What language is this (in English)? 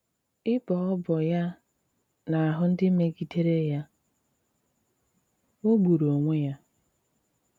Igbo